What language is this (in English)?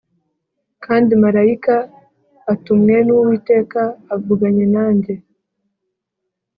Kinyarwanda